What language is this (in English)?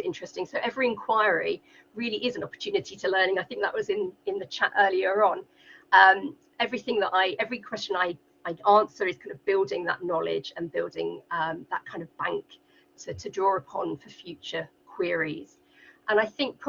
English